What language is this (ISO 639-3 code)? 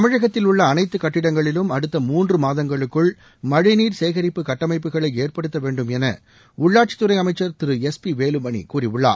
tam